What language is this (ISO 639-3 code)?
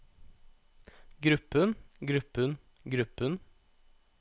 nor